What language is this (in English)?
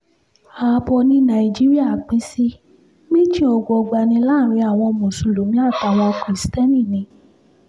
Yoruba